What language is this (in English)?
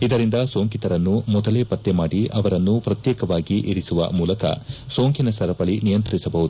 Kannada